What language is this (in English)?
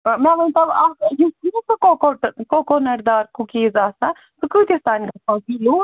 Kashmiri